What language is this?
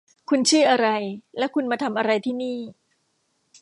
Thai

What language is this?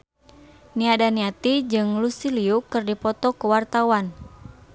Sundanese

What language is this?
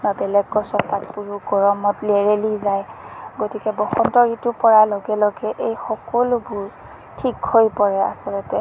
Assamese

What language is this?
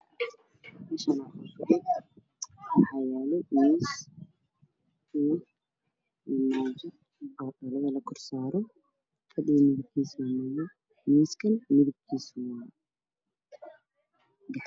Somali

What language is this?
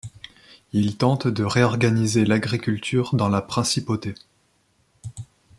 French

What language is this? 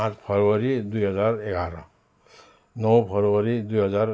Nepali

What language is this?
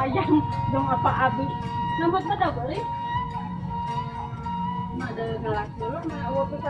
Indonesian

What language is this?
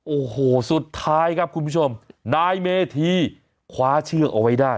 Thai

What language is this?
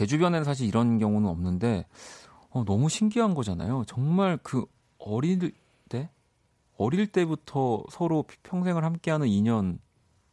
Korean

